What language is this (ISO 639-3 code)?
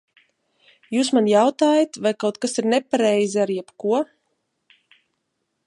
lav